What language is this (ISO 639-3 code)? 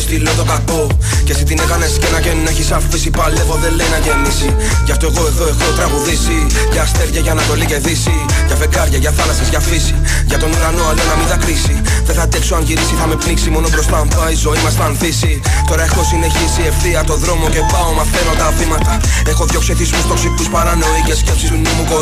ell